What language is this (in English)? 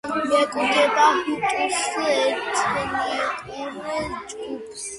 Georgian